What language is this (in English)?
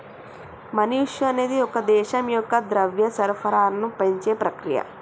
Telugu